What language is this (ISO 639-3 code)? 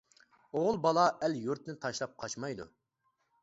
uig